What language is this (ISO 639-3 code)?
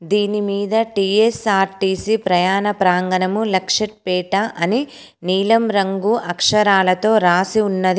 tel